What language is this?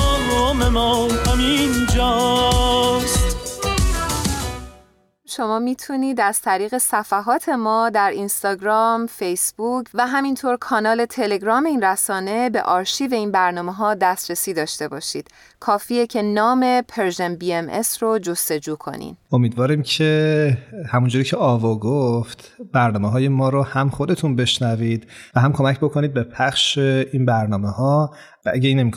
Persian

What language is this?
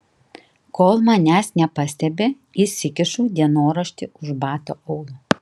Lithuanian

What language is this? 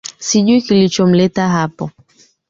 Swahili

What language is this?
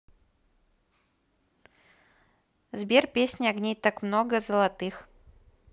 Russian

